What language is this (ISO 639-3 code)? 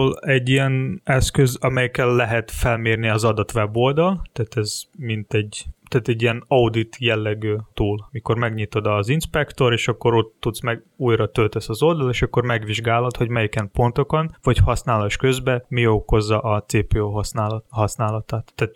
hun